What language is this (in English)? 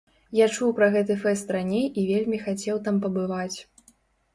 Belarusian